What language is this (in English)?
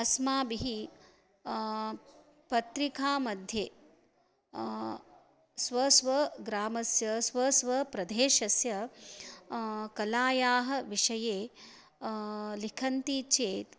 Sanskrit